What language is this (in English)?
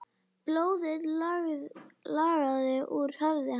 Icelandic